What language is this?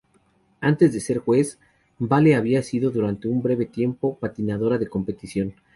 Spanish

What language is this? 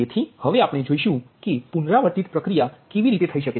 Gujarati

